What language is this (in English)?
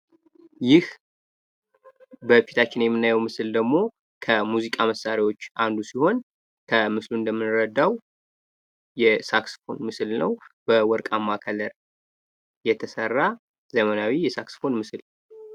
Amharic